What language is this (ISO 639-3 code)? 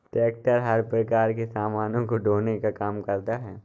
hin